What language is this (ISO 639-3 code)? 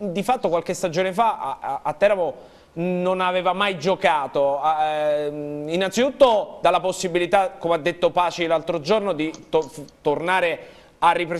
ita